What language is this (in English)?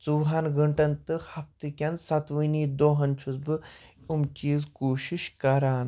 Kashmiri